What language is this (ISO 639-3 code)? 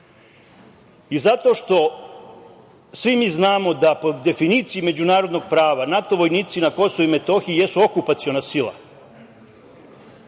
srp